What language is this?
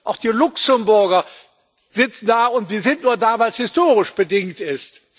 German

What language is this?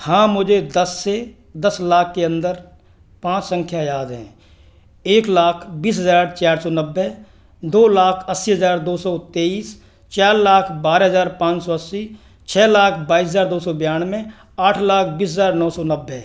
Hindi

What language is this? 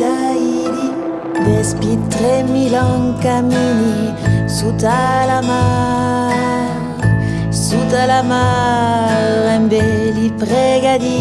Spanish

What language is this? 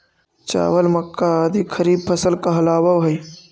Magahi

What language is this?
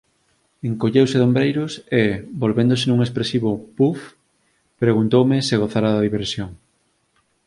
Galician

